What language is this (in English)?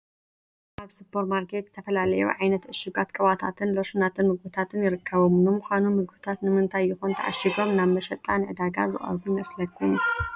Tigrinya